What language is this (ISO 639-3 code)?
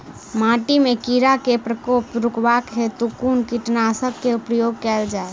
mai